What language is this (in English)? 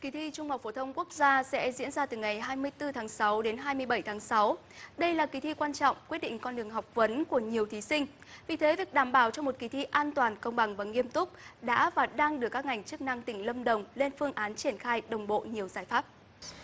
Vietnamese